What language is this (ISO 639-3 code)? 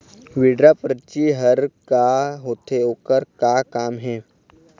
hne